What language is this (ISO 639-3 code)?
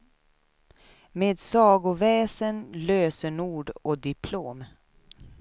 swe